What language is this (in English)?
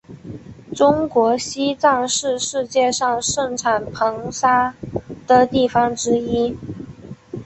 Chinese